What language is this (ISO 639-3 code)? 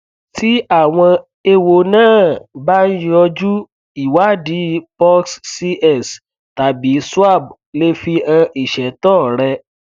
yor